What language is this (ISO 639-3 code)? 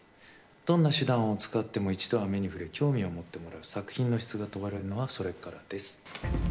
jpn